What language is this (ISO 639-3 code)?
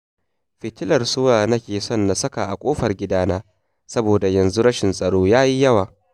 hau